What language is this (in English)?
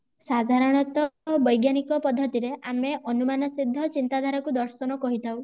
Odia